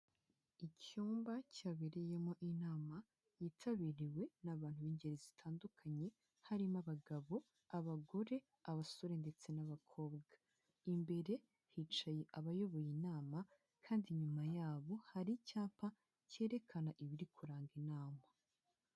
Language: Kinyarwanda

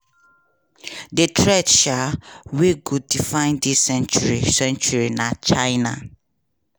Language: Nigerian Pidgin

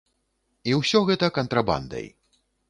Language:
Belarusian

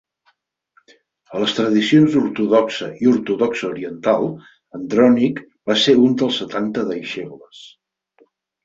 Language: Catalan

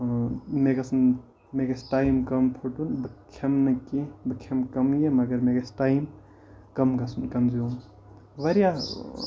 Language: Kashmiri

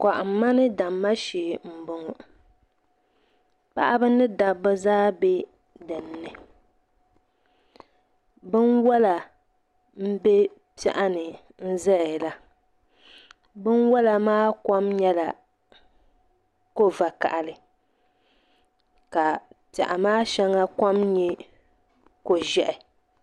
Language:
Dagbani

